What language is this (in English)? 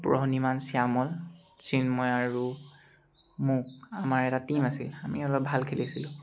Assamese